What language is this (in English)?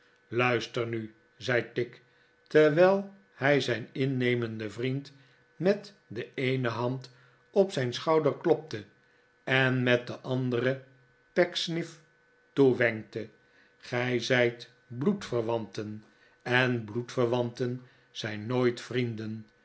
Dutch